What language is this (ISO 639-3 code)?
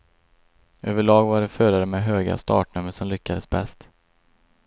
swe